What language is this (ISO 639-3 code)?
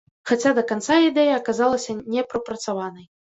bel